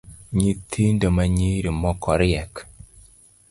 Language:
Luo (Kenya and Tanzania)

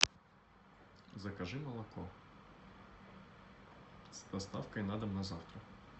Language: Russian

